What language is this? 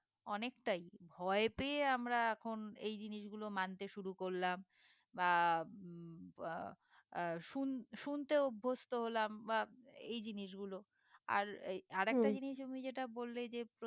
Bangla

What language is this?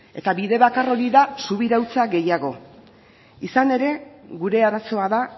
Basque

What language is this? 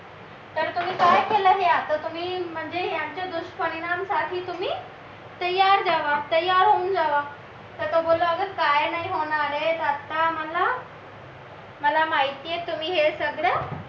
Marathi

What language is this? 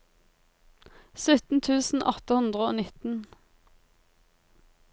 Norwegian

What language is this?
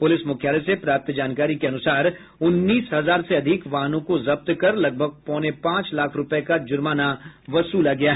Hindi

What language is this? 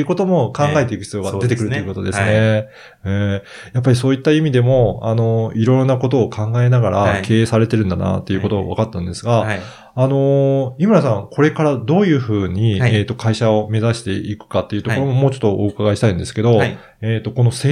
Japanese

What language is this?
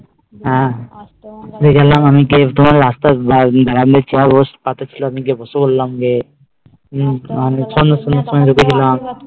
Bangla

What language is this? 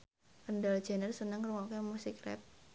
Javanese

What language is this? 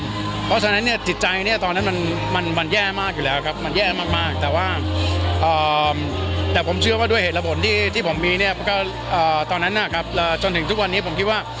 Thai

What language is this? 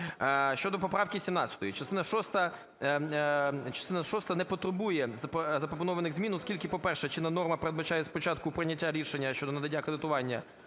Ukrainian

